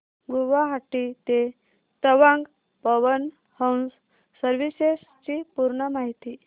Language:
Marathi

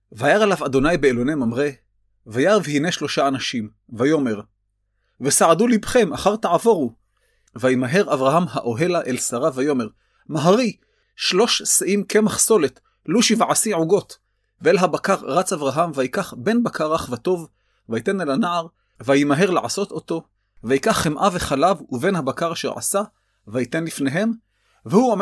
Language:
Hebrew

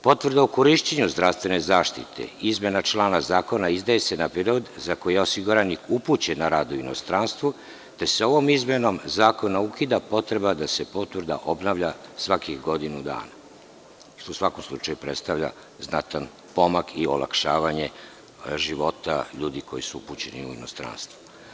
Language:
Serbian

